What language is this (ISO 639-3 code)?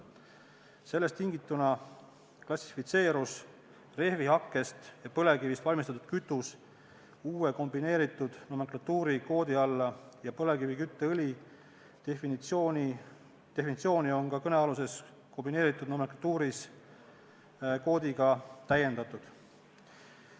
est